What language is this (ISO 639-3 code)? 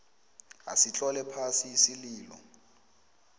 nbl